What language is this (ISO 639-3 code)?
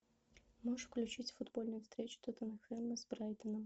rus